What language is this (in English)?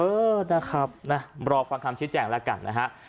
Thai